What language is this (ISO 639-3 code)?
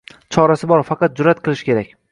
uzb